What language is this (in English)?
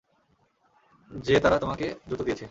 Bangla